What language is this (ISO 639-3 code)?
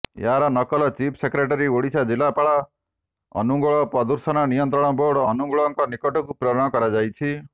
ori